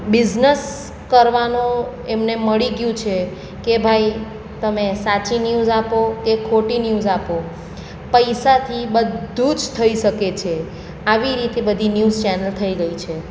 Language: Gujarati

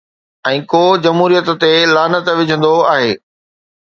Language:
Sindhi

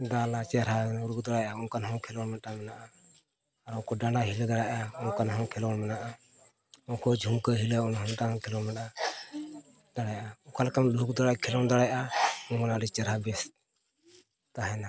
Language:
Santali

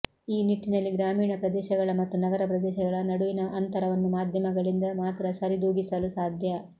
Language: Kannada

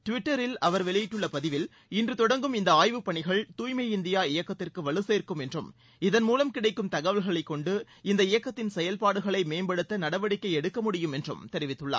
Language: Tamil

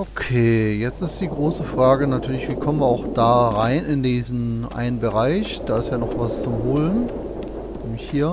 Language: German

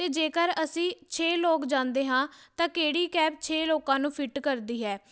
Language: Punjabi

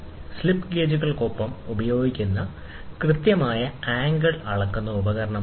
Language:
Malayalam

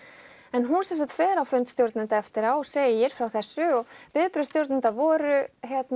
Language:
Icelandic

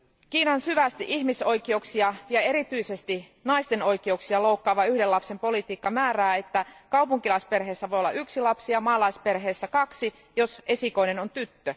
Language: Finnish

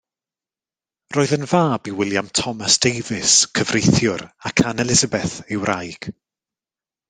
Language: Welsh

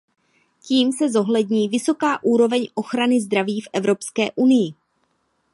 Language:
Czech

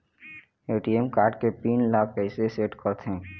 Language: Chhattisgarhi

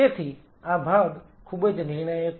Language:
Gujarati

